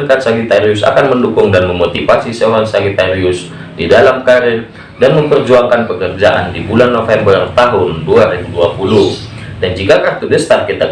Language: Indonesian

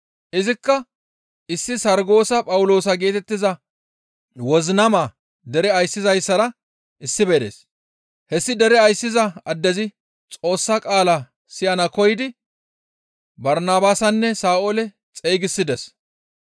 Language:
Gamo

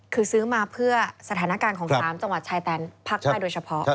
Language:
Thai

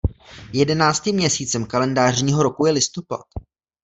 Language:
Czech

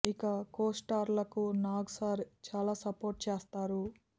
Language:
Telugu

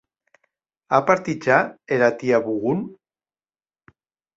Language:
Occitan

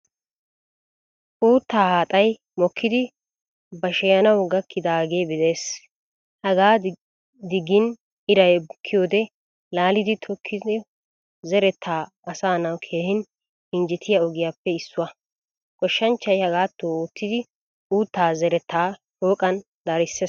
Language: Wolaytta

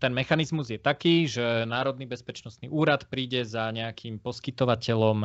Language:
Slovak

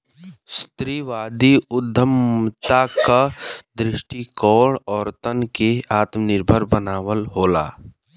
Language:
Bhojpuri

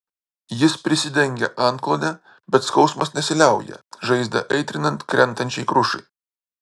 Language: Lithuanian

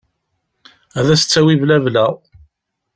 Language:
Kabyle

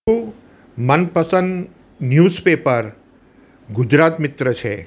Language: Gujarati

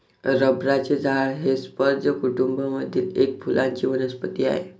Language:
Marathi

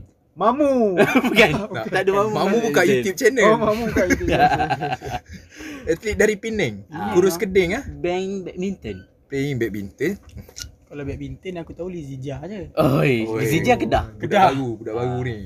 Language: Malay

